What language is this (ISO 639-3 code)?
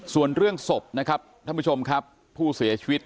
tha